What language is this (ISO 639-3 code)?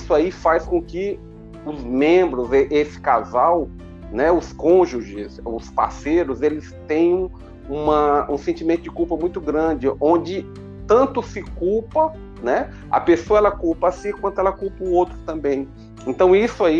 por